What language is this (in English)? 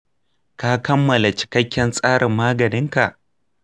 Hausa